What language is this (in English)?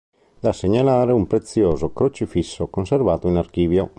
Italian